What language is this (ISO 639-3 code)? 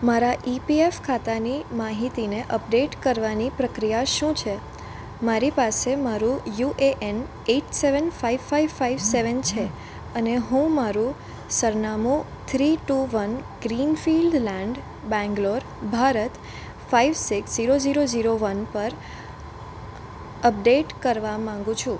guj